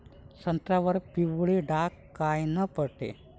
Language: Marathi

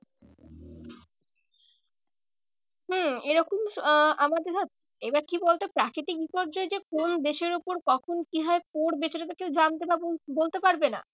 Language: Bangla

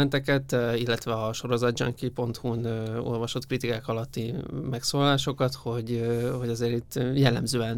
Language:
Hungarian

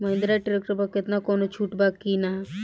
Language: Bhojpuri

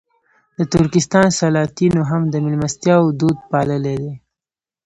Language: Pashto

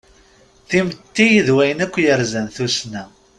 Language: Kabyle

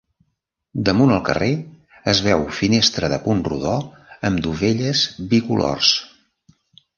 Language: Catalan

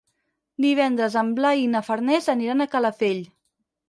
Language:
Catalan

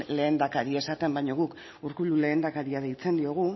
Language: Basque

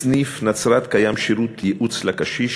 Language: Hebrew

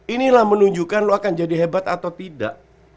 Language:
Indonesian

